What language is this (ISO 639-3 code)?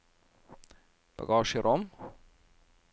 nor